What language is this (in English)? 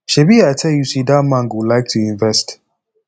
Nigerian Pidgin